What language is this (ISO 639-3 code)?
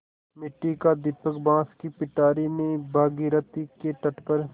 hin